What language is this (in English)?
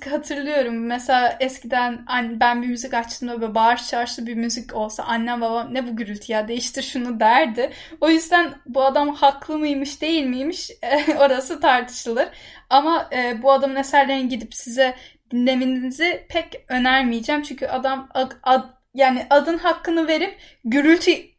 Turkish